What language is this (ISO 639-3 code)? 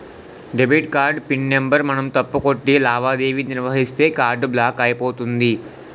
tel